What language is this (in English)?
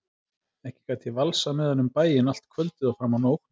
Icelandic